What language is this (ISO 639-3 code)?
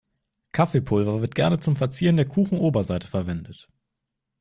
deu